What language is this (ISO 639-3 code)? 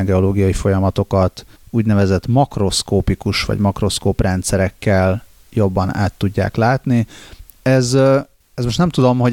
hun